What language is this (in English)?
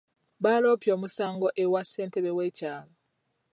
Ganda